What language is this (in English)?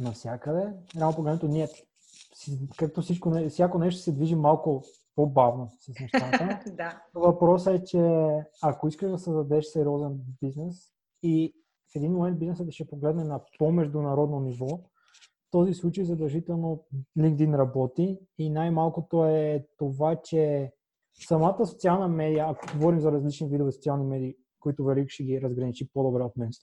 Bulgarian